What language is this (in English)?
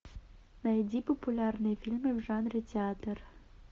Russian